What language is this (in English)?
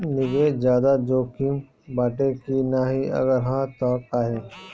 Bhojpuri